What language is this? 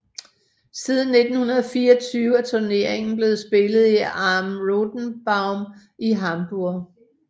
Danish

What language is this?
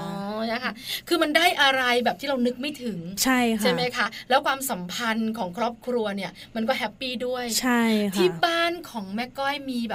Thai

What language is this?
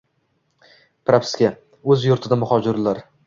Uzbek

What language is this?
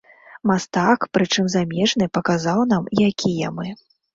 Belarusian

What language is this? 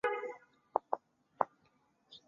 Chinese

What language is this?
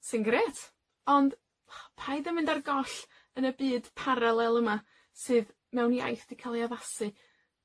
Welsh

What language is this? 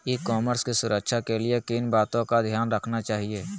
Magahi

